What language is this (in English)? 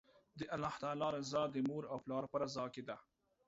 Pashto